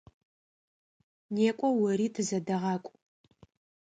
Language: Adyghe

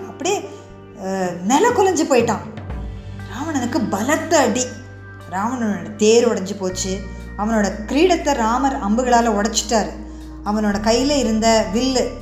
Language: Tamil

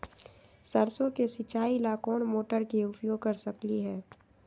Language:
Magahi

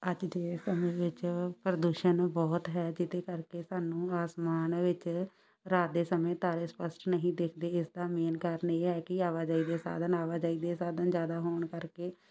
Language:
Punjabi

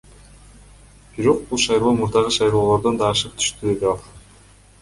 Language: Kyrgyz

